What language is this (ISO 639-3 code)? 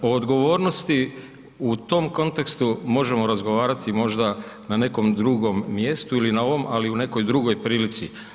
hrv